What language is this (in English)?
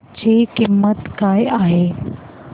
Marathi